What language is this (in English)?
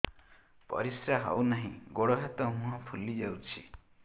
Odia